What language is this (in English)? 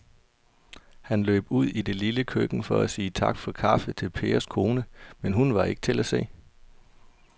Danish